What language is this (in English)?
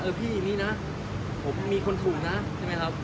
Thai